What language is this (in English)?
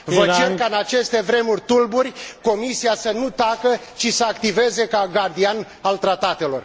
Romanian